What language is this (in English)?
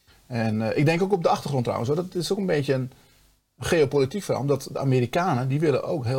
Dutch